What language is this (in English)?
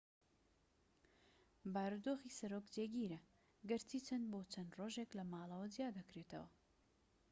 Central Kurdish